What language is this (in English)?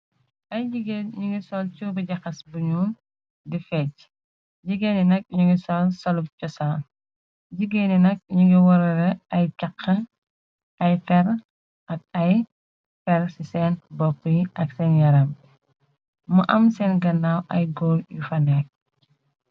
Wolof